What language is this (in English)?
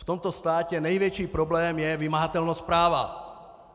Czech